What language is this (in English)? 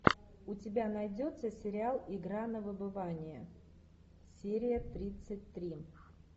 Russian